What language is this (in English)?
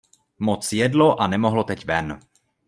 Czech